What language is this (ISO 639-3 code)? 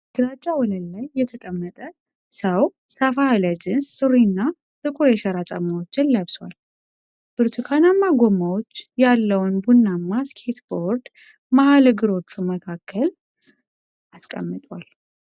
amh